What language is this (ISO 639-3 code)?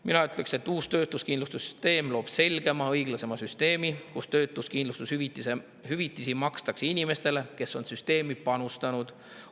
est